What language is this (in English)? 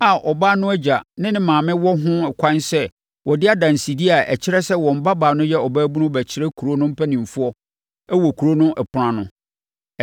Akan